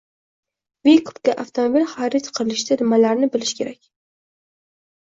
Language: Uzbek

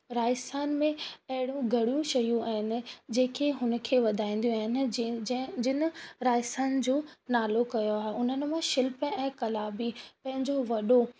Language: Sindhi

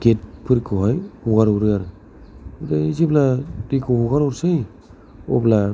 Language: Bodo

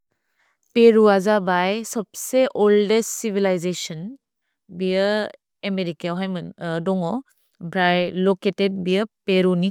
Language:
Bodo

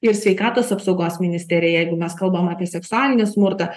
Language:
Lithuanian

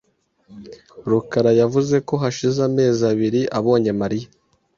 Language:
Kinyarwanda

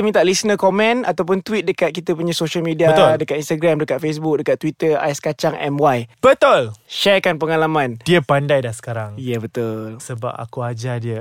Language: Malay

